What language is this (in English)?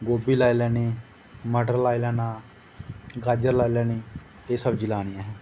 Dogri